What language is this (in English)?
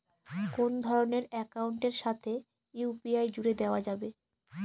Bangla